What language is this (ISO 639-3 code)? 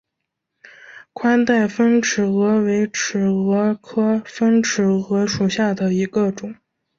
zho